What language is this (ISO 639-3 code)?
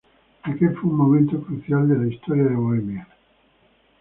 spa